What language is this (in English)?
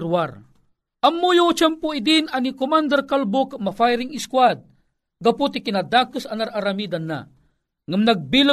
Filipino